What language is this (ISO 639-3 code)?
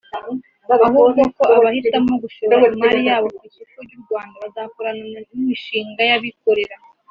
kin